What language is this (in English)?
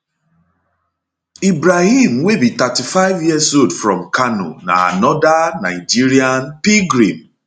Nigerian Pidgin